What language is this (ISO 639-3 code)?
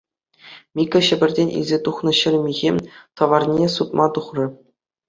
chv